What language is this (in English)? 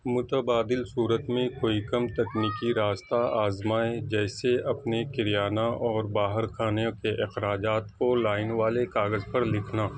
Urdu